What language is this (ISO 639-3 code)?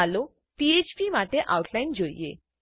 guj